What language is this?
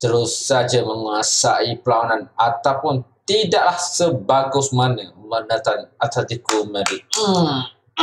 Malay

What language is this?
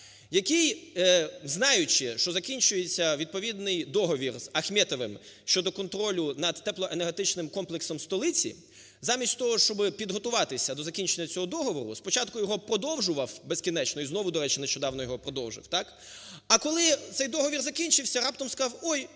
Ukrainian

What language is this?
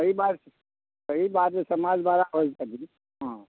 Maithili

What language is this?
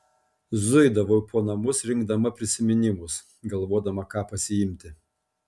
Lithuanian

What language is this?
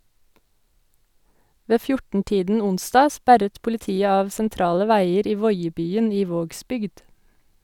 Norwegian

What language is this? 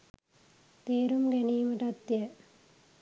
Sinhala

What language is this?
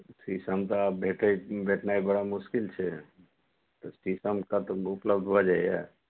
Maithili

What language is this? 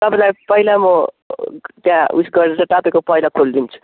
Nepali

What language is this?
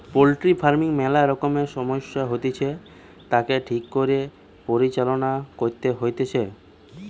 Bangla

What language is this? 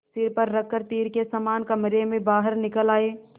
Hindi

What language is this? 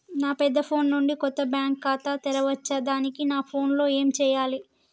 Telugu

